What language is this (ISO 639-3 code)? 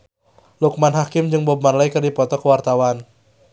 sun